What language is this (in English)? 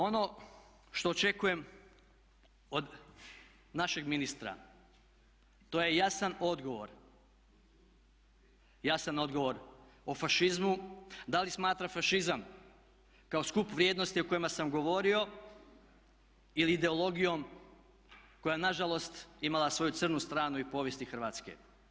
Croatian